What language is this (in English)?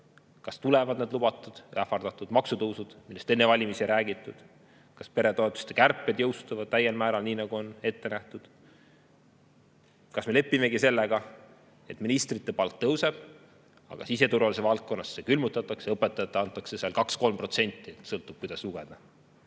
Estonian